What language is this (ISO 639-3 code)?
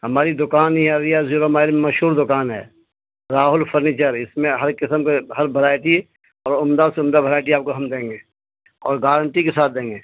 urd